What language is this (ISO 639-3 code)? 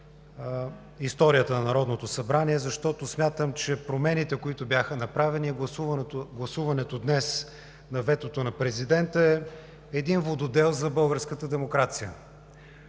bul